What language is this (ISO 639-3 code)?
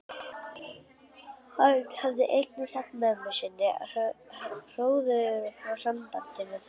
isl